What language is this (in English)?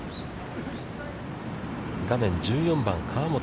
Japanese